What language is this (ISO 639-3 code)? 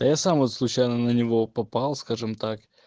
rus